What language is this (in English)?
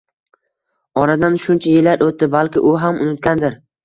Uzbek